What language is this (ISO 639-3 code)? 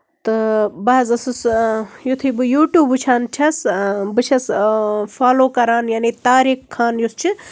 kas